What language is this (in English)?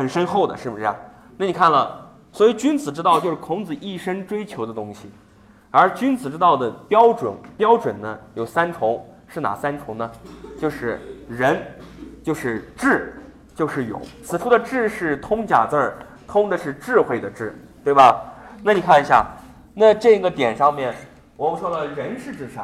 Chinese